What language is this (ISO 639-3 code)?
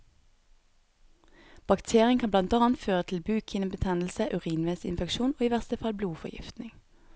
nor